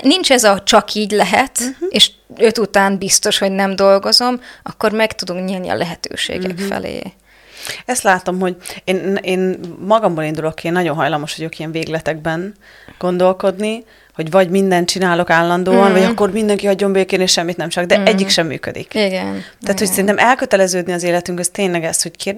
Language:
Hungarian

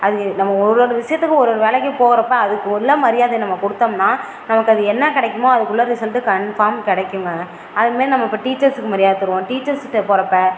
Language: Tamil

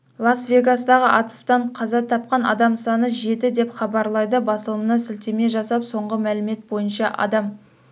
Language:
Kazakh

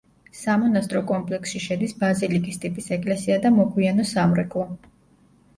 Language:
Georgian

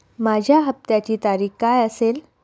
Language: Marathi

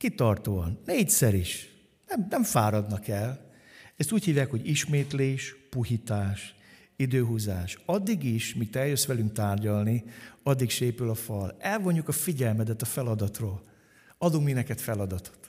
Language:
Hungarian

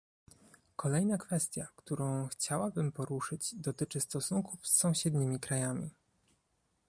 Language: Polish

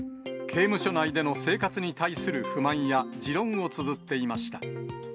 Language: Japanese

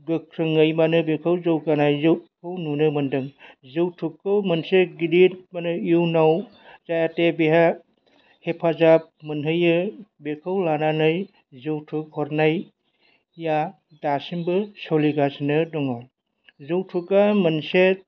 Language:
Bodo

